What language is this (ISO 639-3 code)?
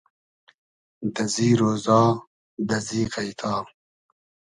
haz